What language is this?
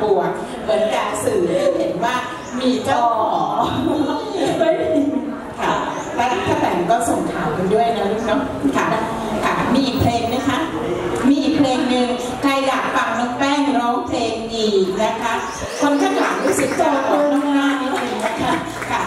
Thai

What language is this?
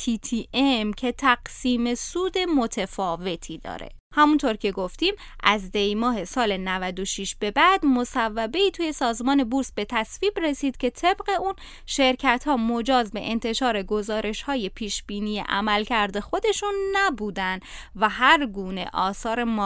Persian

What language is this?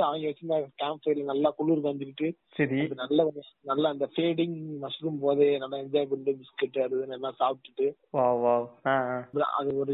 Tamil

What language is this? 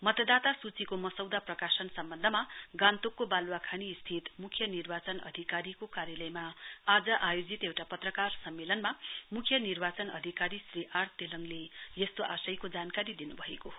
Nepali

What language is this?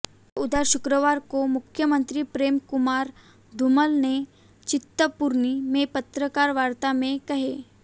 Hindi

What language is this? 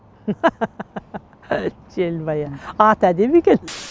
Kazakh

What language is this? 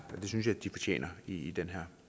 Danish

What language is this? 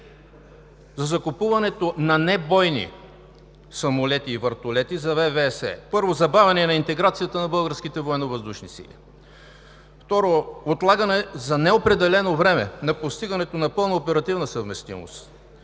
Bulgarian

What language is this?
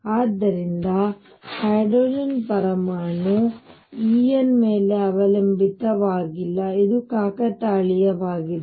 Kannada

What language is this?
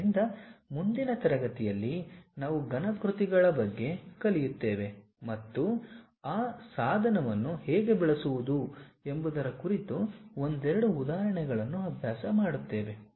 Kannada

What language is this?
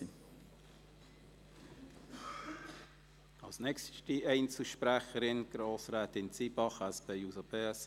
Swiss German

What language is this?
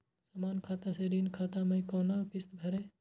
Maithili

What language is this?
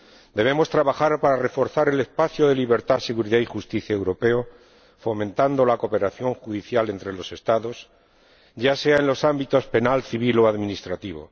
Spanish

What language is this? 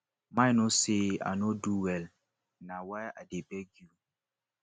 Nigerian Pidgin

